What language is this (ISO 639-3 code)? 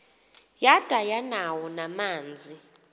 xho